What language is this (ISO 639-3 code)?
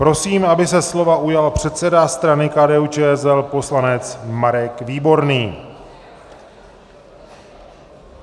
ces